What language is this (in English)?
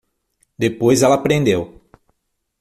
Portuguese